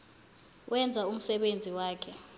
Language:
South Ndebele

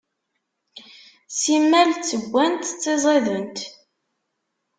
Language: Kabyle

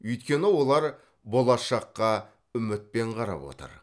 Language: Kazakh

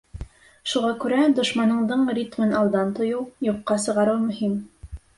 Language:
Bashkir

